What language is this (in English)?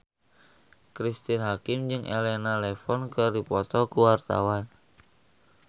Sundanese